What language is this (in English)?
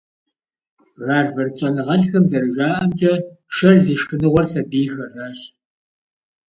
Kabardian